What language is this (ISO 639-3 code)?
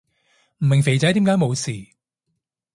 yue